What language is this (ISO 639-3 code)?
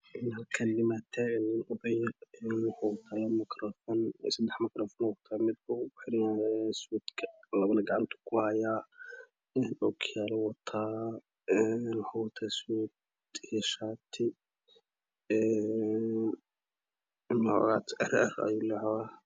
som